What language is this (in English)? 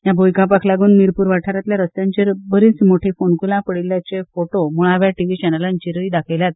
Konkani